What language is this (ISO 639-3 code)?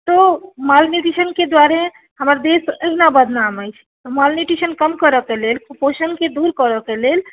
mai